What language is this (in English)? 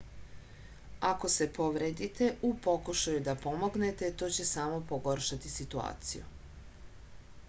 Serbian